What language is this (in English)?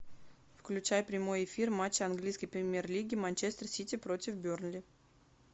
Russian